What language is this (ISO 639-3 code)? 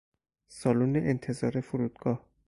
fas